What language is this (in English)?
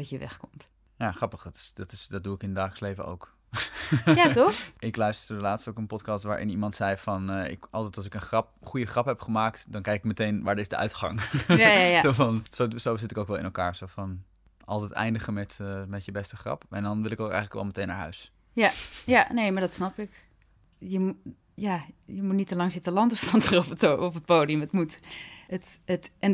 Dutch